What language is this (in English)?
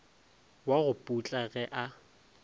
Northern Sotho